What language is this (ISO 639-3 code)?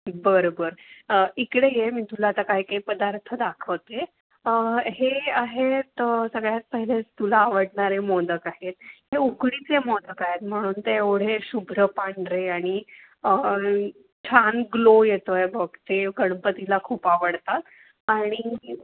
mar